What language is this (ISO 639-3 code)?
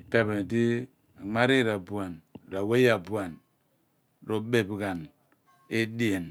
abn